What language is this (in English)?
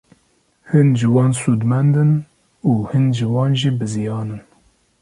Kurdish